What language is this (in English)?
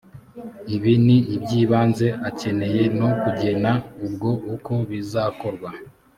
Kinyarwanda